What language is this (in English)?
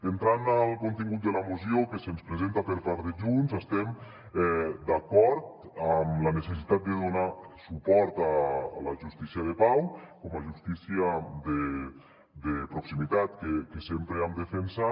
Catalan